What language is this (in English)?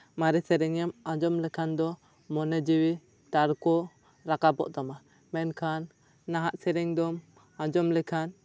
Santali